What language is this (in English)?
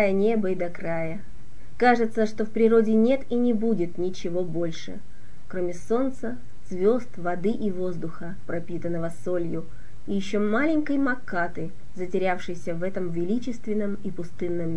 Russian